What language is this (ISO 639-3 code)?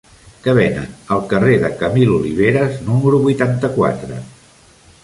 cat